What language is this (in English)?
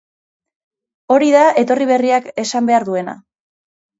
Basque